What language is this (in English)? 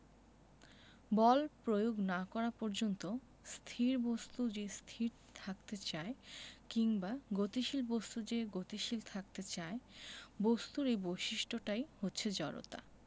Bangla